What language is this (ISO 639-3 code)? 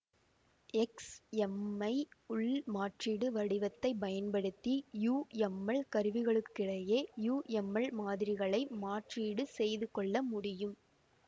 tam